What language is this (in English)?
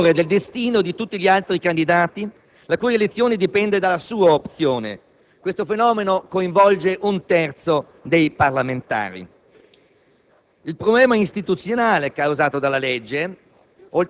Italian